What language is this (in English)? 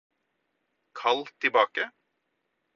Norwegian Bokmål